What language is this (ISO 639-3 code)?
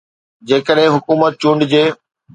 snd